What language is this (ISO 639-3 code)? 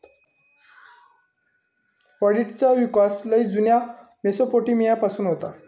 mar